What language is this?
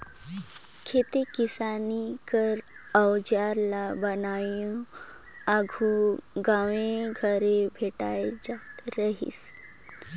Chhattisgarhi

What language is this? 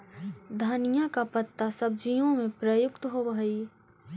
Magahi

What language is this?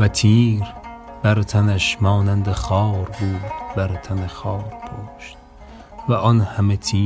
Persian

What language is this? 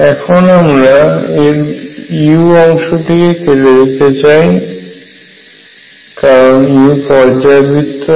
Bangla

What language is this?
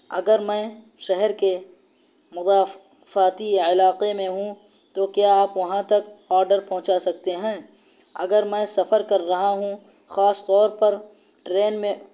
Urdu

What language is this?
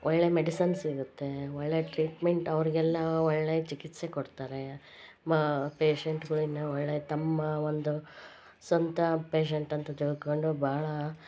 Kannada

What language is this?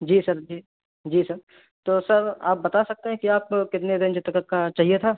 Urdu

